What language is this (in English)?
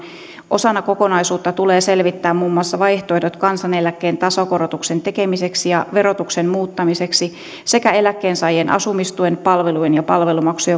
Finnish